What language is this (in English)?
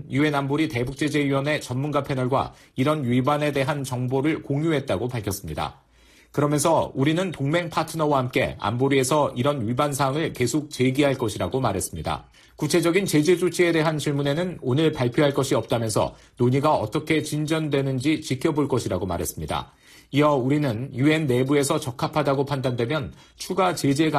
Korean